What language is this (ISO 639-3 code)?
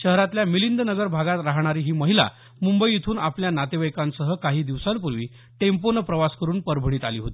mar